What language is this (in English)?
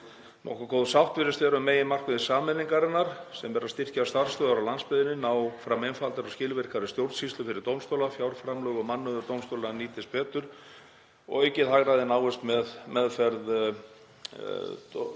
Icelandic